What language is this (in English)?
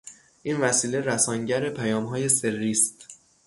Persian